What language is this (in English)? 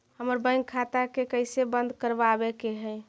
Magahi